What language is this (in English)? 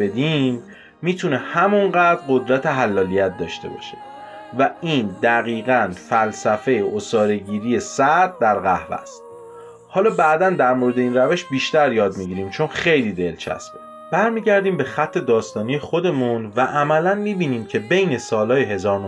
Persian